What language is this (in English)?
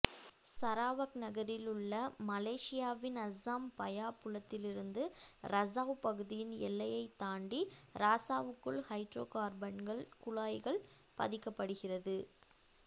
Tamil